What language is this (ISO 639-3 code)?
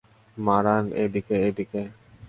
ben